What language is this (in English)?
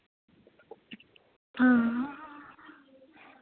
Dogri